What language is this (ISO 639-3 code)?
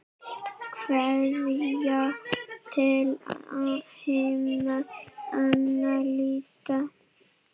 isl